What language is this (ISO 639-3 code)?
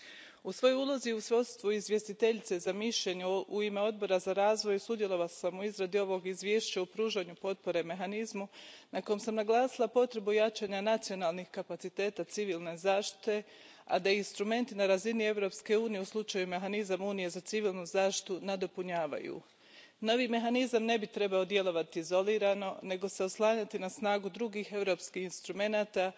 hrv